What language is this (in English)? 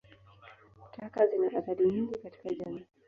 Swahili